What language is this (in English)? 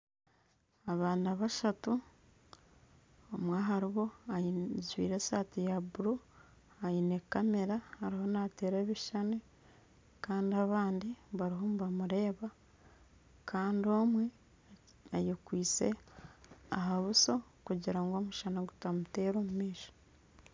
Nyankole